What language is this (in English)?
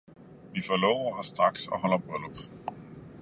Danish